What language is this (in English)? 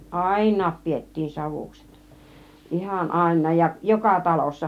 Finnish